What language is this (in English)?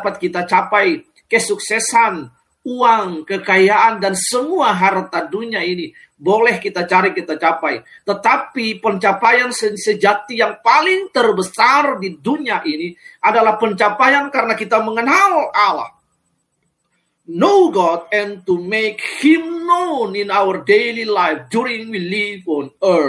Indonesian